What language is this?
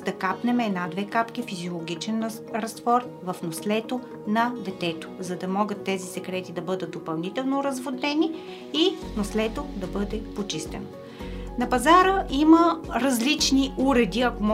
Bulgarian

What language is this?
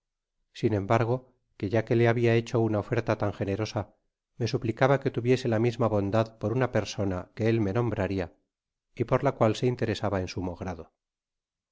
Spanish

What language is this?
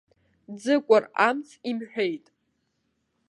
Abkhazian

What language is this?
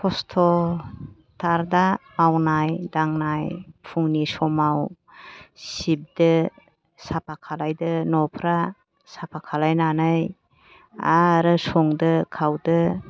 Bodo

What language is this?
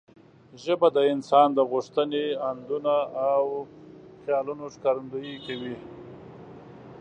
Pashto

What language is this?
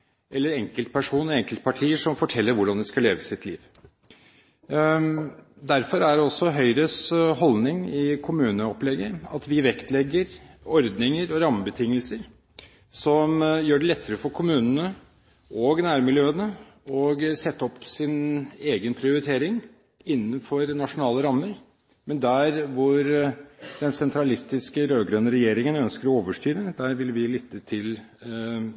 Norwegian Bokmål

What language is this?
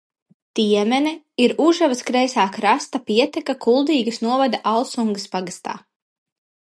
Latvian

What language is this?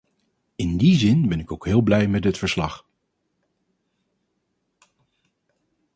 Dutch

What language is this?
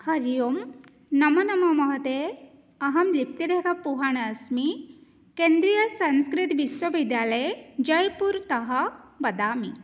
Sanskrit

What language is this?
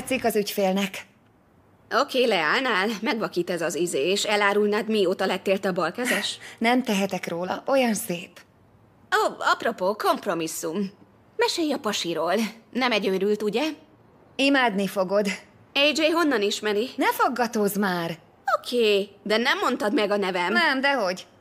Hungarian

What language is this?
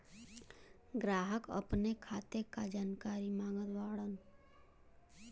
Bhojpuri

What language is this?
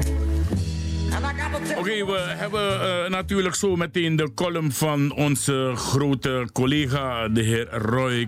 Dutch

